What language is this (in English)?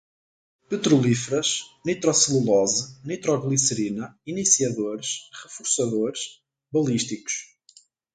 Portuguese